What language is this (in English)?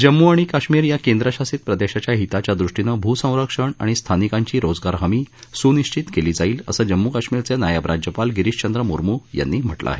Marathi